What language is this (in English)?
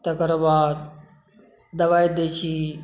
Maithili